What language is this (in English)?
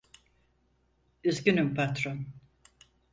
Turkish